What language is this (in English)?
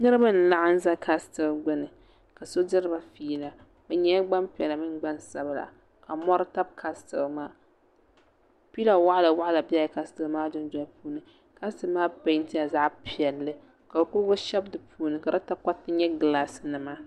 Dagbani